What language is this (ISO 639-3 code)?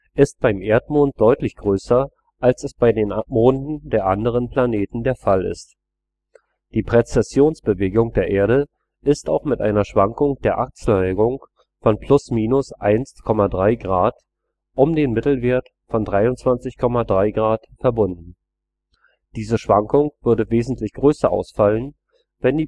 deu